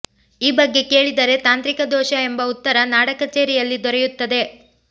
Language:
Kannada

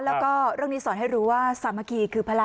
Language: Thai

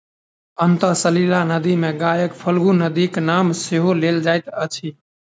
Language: Maithili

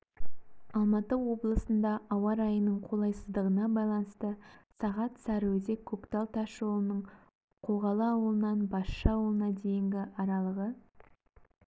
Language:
Kazakh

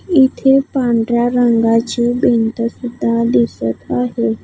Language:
Marathi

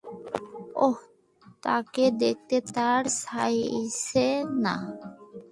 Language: Bangla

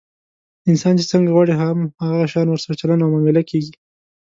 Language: Pashto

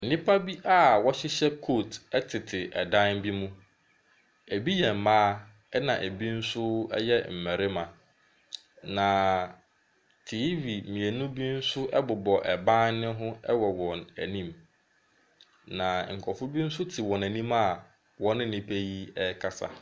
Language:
Akan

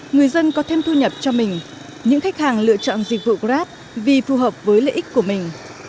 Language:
Vietnamese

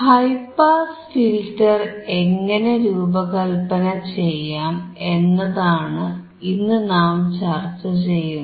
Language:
Malayalam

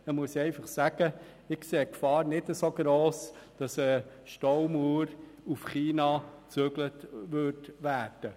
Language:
Swiss German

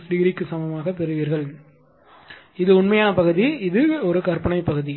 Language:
Tamil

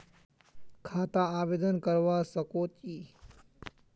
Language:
Magahi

